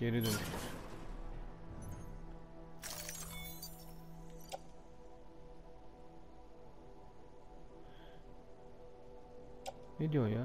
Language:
Turkish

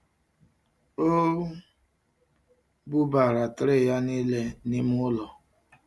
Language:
Igbo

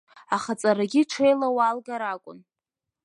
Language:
Abkhazian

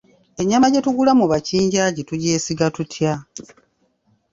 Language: Ganda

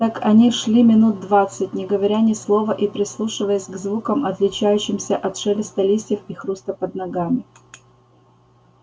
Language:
Russian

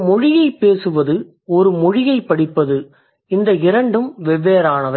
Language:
Tamil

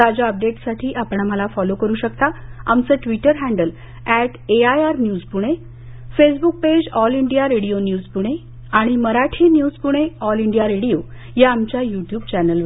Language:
Marathi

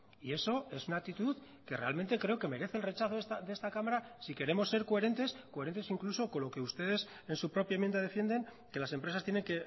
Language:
Spanish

